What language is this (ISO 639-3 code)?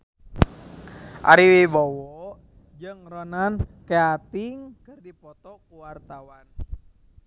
sun